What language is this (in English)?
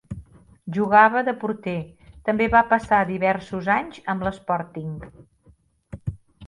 Catalan